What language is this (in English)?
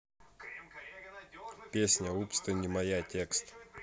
Russian